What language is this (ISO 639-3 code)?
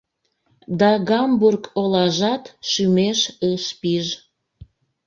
chm